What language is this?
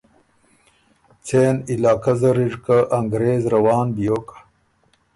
Ormuri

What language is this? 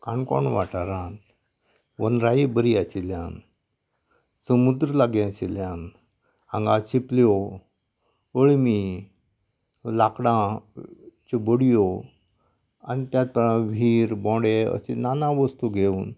Konkani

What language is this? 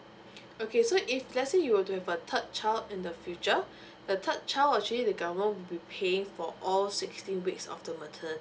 English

